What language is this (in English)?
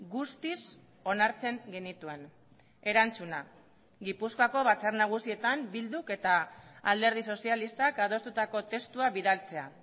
Basque